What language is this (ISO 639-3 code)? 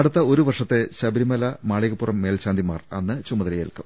mal